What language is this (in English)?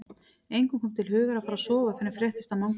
Icelandic